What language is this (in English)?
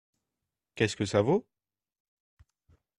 French